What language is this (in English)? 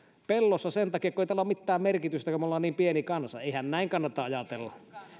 Finnish